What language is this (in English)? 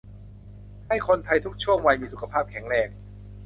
Thai